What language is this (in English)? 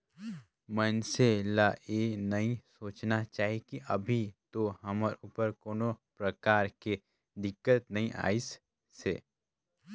Chhattisgarhi